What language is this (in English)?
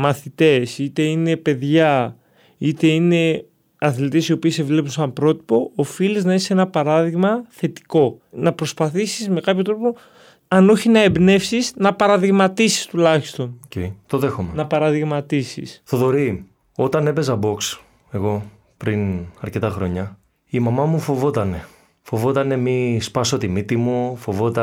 Greek